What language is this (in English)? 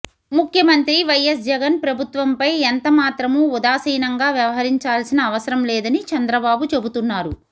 Telugu